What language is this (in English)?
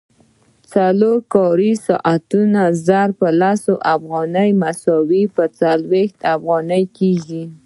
Pashto